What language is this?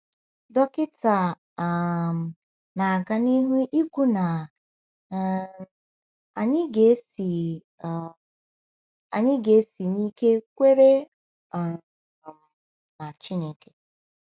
Igbo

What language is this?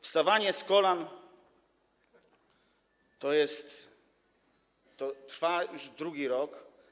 Polish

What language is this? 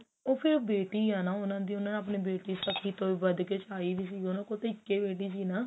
Punjabi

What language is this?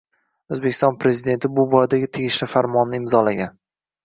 Uzbek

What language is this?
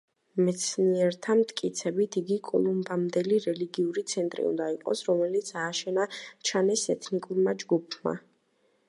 Georgian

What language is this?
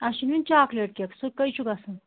Kashmiri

